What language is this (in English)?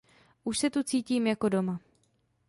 Czech